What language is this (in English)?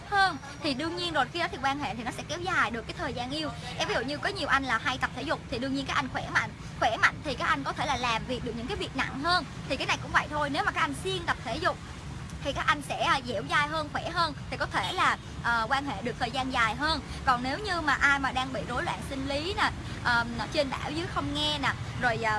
Vietnamese